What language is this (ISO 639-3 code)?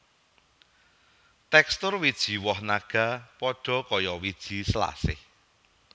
jav